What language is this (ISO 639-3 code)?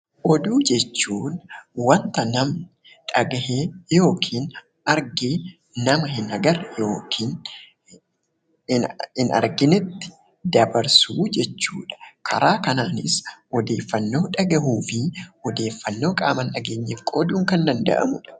orm